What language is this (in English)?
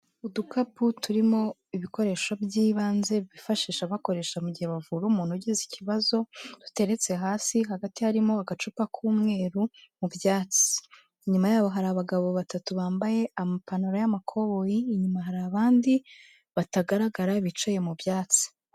Kinyarwanda